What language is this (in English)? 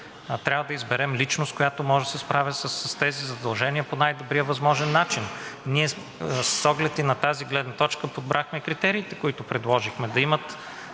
Bulgarian